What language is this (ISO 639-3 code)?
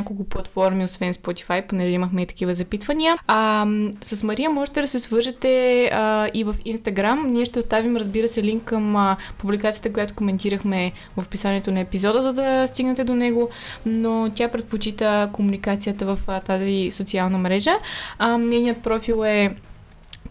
bul